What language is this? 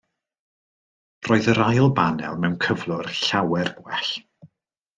Welsh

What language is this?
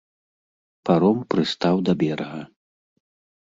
Belarusian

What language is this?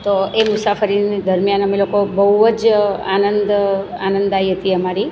Gujarati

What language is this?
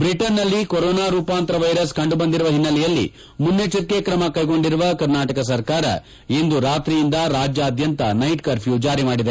Kannada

